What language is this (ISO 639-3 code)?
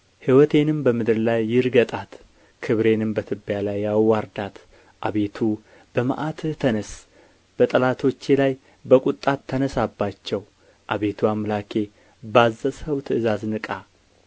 amh